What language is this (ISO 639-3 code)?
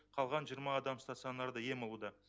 kaz